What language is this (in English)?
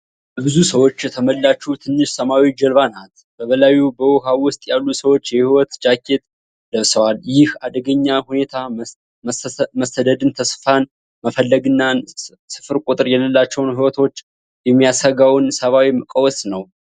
Amharic